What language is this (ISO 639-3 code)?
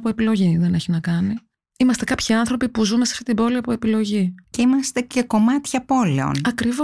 ell